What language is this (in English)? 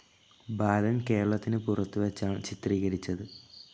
Malayalam